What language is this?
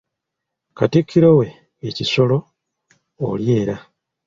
Ganda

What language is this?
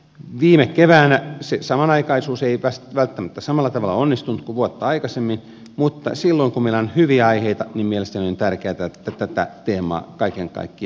Finnish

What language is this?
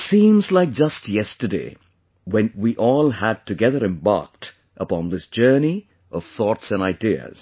English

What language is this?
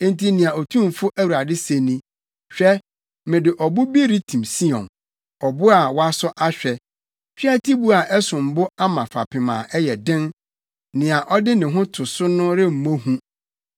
Akan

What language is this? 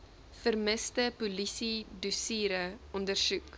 Afrikaans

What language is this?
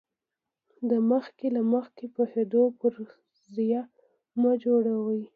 Pashto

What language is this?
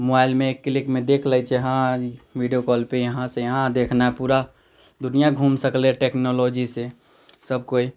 Maithili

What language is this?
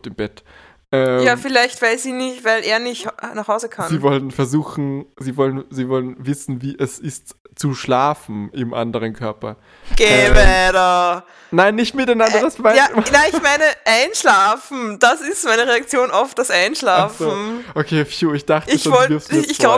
German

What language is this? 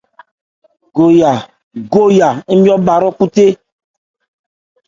Ebrié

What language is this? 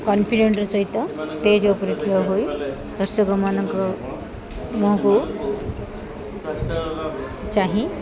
Odia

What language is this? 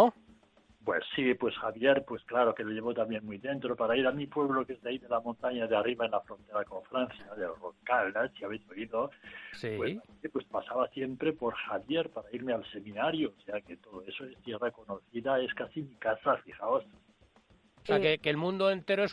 Spanish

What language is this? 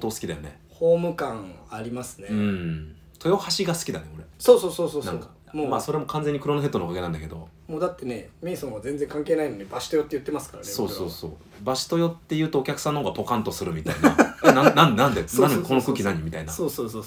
Japanese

